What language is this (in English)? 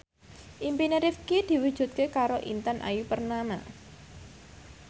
Javanese